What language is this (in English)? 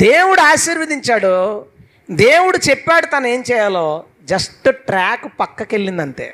Telugu